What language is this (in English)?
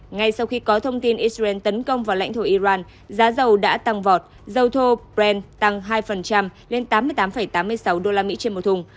Vietnamese